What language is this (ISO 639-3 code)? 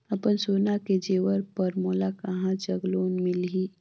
hne